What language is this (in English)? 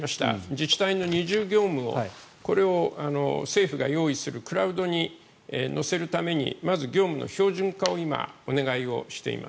Japanese